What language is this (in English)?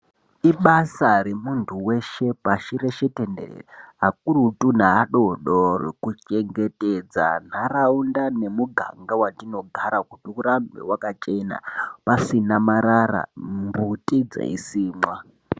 Ndau